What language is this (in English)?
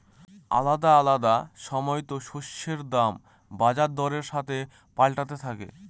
Bangla